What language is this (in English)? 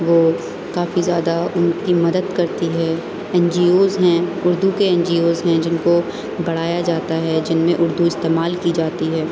Urdu